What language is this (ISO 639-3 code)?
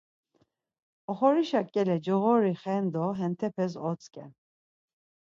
lzz